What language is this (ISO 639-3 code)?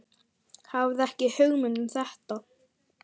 isl